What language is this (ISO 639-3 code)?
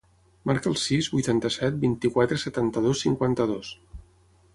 cat